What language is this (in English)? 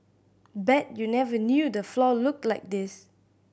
English